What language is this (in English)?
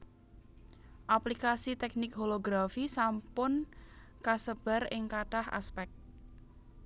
Javanese